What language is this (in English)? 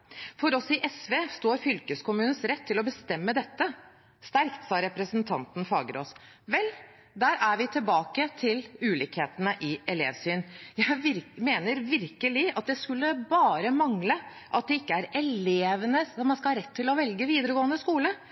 Norwegian Bokmål